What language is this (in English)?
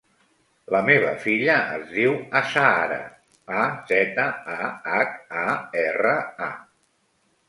Catalan